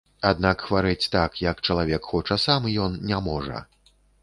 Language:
Belarusian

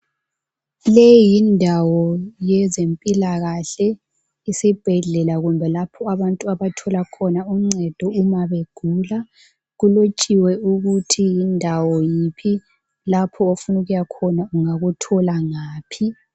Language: North Ndebele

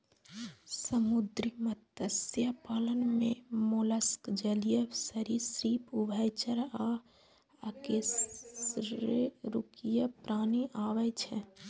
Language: Maithili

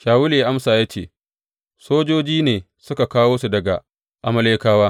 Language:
Hausa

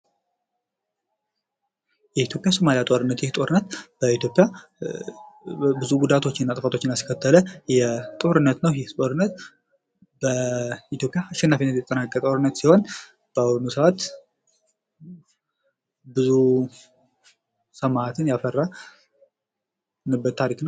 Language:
Amharic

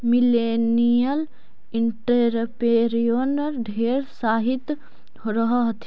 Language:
Magahi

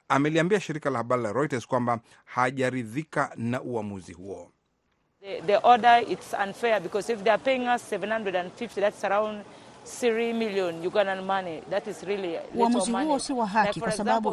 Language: Swahili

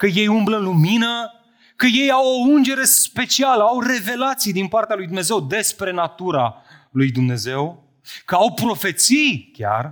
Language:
Romanian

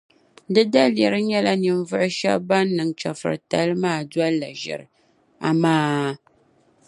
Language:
Dagbani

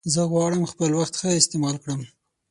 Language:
Pashto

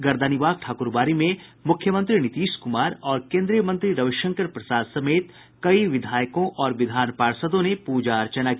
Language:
Hindi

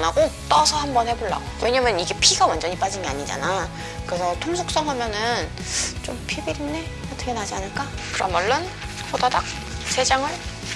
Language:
Korean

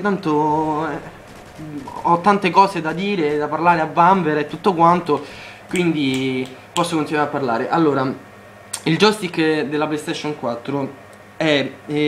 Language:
Italian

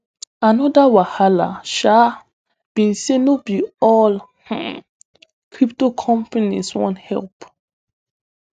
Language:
Nigerian Pidgin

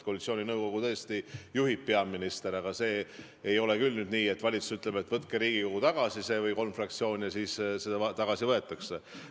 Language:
Estonian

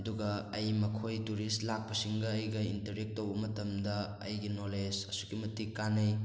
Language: Manipuri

